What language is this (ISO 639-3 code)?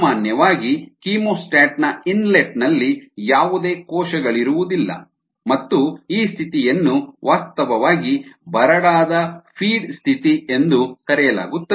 kan